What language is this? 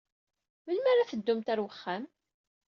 Kabyle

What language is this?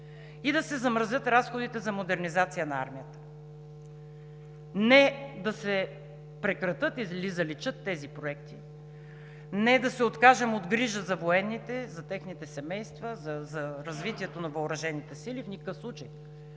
Bulgarian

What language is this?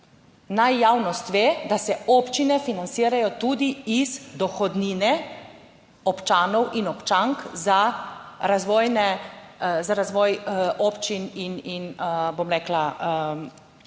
Slovenian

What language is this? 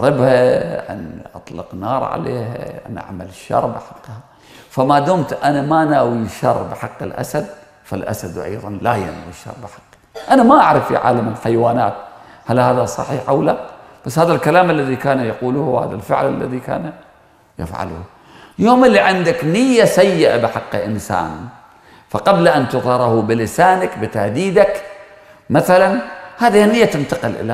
Arabic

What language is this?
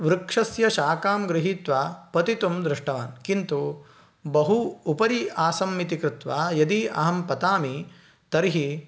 Sanskrit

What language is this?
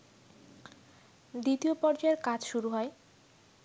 Bangla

